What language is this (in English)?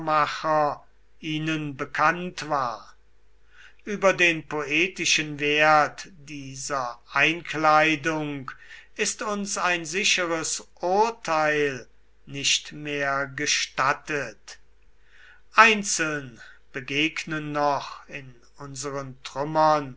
German